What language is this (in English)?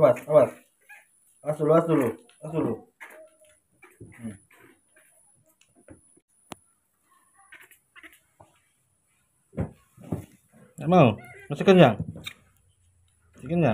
Indonesian